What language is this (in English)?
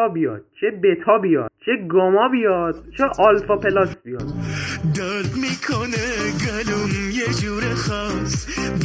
Persian